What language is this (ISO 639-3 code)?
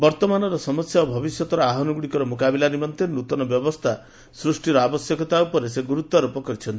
ori